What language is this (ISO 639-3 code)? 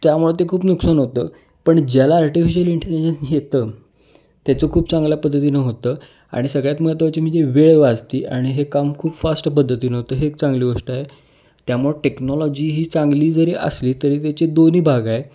mar